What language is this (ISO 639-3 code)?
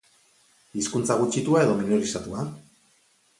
eus